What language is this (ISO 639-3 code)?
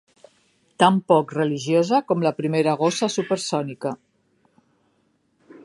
cat